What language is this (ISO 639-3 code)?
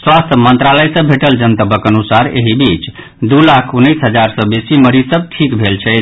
mai